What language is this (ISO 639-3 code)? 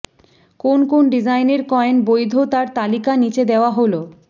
ben